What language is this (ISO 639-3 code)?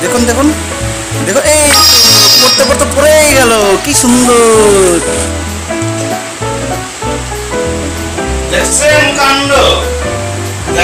ben